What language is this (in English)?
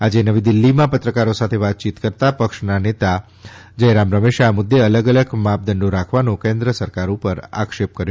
Gujarati